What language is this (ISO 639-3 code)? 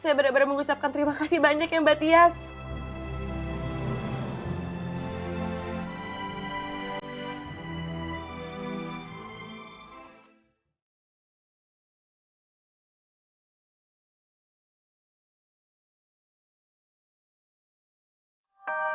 ind